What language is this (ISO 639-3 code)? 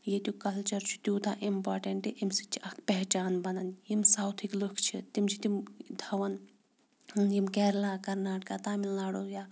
kas